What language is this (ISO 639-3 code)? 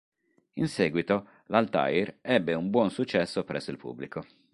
ita